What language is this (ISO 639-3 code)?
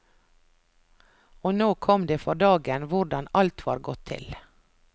nor